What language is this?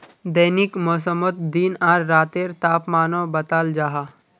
Magahi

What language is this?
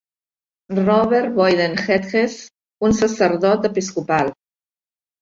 Catalan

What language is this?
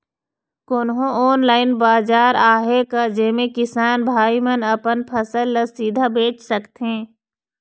Chhattisgarhi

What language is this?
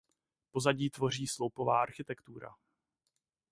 Czech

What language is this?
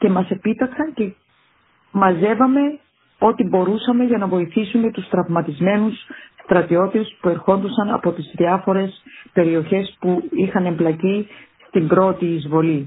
Greek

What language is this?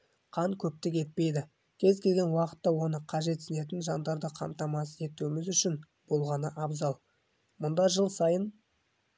Kazakh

